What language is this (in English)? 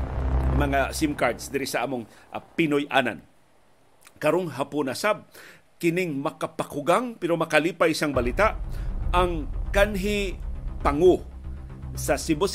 Filipino